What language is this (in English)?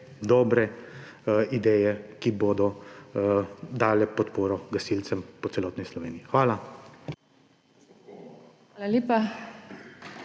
Slovenian